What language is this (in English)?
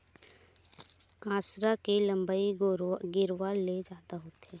Chhattisgarhi